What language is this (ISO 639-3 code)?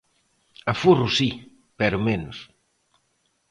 glg